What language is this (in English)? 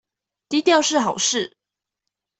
Chinese